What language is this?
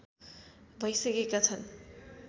Nepali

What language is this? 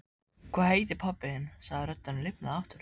Icelandic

